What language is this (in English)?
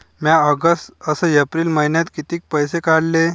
Marathi